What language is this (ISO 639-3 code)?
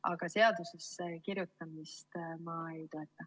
est